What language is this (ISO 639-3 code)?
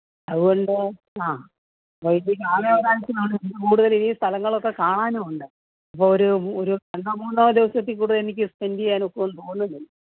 mal